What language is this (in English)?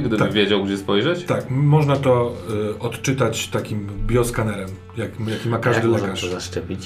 Polish